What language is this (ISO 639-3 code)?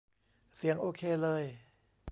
tha